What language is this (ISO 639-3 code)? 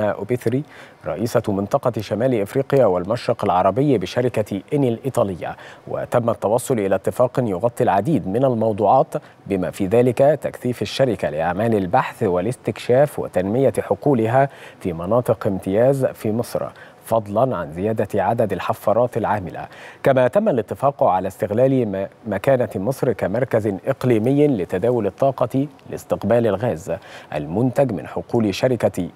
ara